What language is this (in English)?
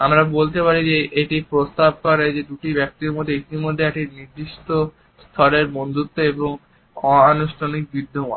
Bangla